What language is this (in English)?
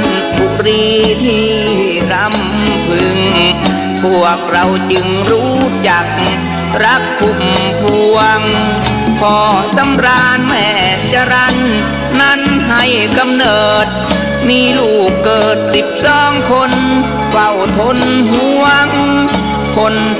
Thai